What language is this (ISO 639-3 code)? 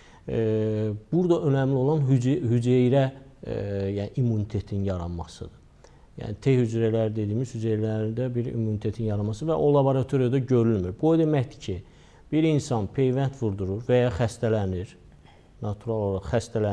tur